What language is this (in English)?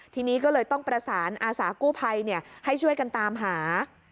Thai